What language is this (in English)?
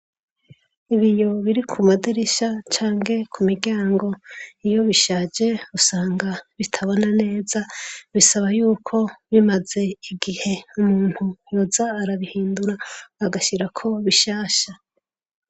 Rundi